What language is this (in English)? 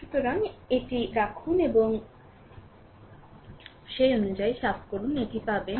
Bangla